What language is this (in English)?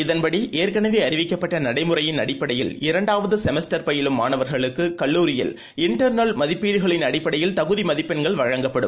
Tamil